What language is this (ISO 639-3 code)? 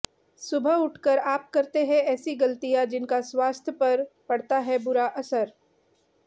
hin